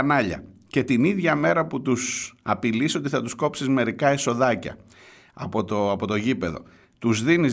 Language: Greek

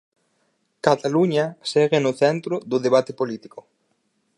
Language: Galician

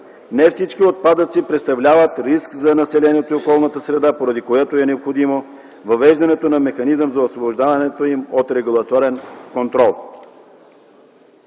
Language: Bulgarian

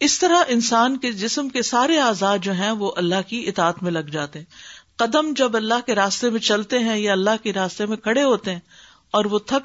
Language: Urdu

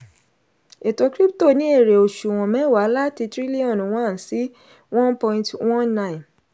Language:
Yoruba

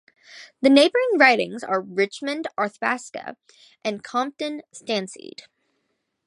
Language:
English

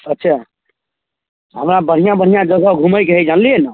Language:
Maithili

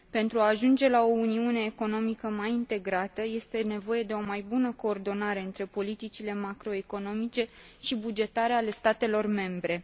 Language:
Romanian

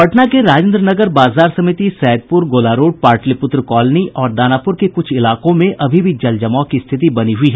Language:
Hindi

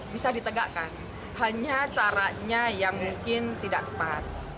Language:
Indonesian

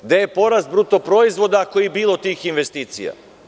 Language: Serbian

